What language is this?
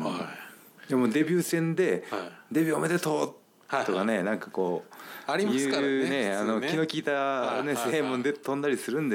Japanese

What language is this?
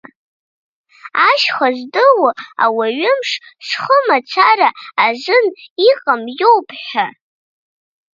Abkhazian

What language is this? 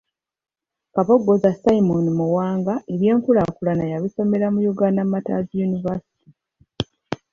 Ganda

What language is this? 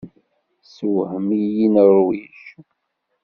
Kabyle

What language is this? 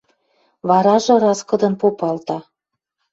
Western Mari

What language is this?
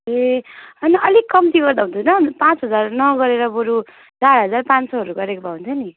Nepali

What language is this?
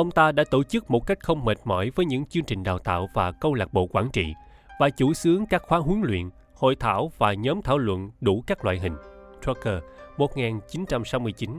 Vietnamese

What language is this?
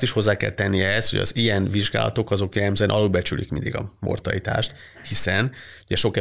Hungarian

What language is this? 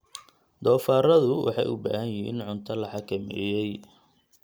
Somali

